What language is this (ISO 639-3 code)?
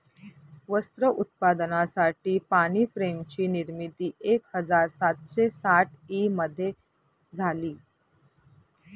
mar